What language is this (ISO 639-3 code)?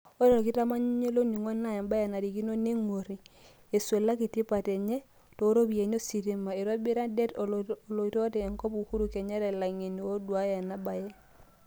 mas